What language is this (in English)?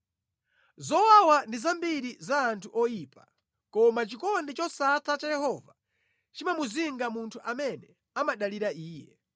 Nyanja